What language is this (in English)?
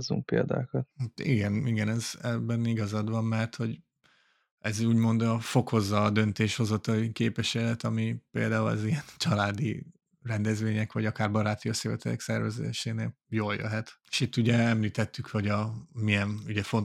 Hungarian